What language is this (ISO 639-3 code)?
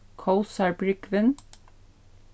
fao